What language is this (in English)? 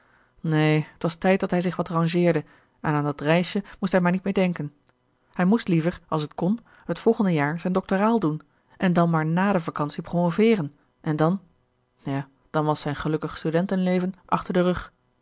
Dutch